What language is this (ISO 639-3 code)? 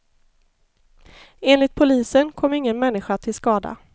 swe